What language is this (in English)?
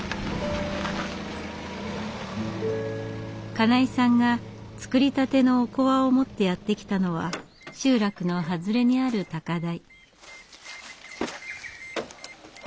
Japanese